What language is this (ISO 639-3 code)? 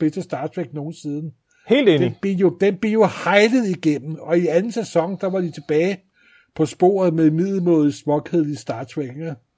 dan